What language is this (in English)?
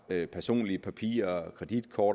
Danish